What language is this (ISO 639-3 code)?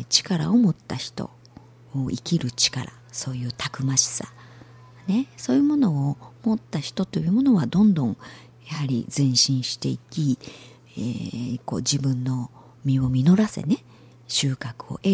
jpn